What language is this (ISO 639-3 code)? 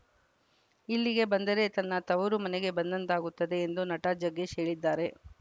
kan